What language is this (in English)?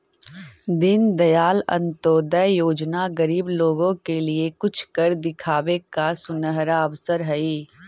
Magahi